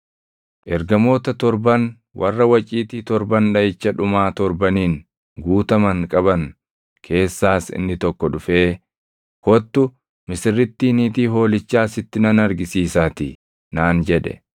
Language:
Oromo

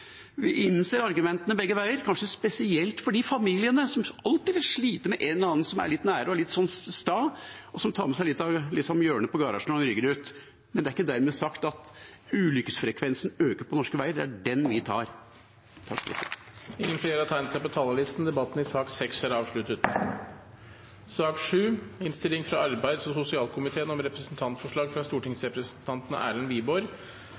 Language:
Norwegian Bokmål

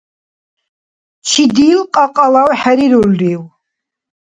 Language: Dargwa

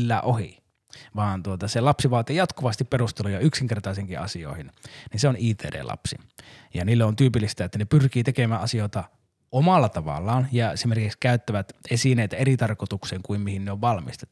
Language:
Finnish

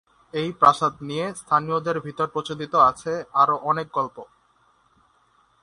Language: Bangla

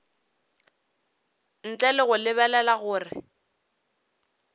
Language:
Northern Sotho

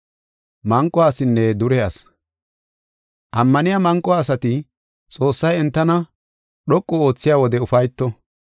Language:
Gofa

